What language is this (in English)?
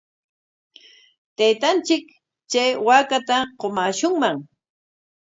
Corongo Ancash Quechua